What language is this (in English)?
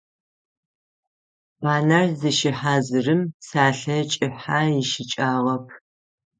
Adyghe